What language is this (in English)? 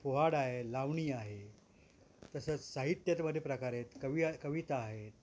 Marathi